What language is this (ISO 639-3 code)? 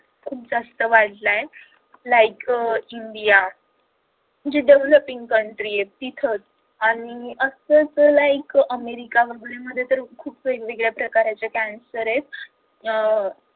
mar